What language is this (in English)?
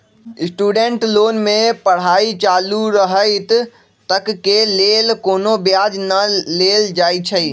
Magahi